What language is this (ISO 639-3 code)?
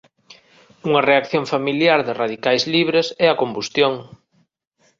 glg